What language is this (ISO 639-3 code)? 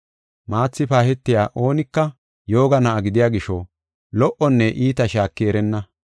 gof